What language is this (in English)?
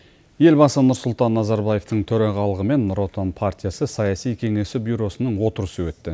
Kazakh